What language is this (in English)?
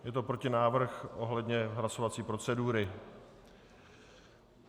Czech